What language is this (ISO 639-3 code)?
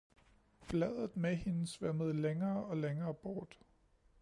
dan